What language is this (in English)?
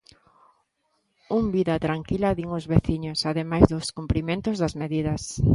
Galician